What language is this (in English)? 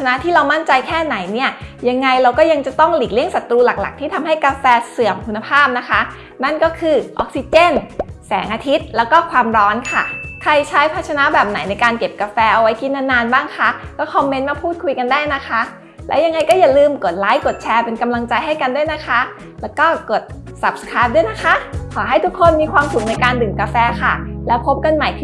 Thai